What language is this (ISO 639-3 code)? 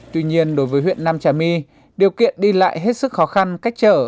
vie